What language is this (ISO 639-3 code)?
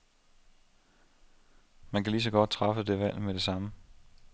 dan